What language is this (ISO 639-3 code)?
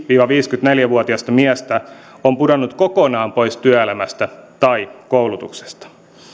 fin